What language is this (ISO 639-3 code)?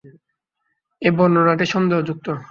ben